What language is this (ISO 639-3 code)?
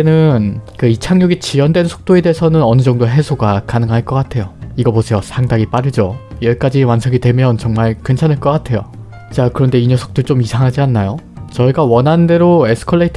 kor